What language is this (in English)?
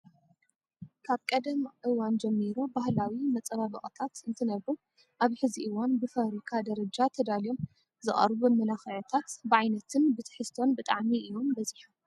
Tigrinya